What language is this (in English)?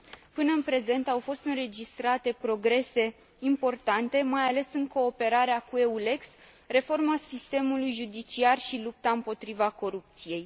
Romanian